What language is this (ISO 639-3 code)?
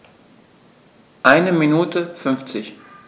deu